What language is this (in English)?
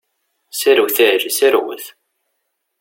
Kabyle